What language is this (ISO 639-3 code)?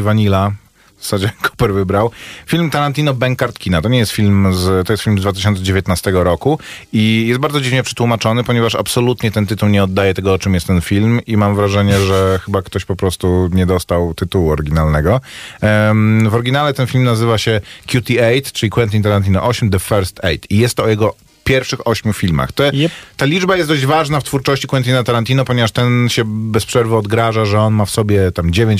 pol